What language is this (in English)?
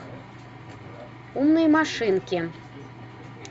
Russian